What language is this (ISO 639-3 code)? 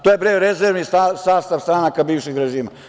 srp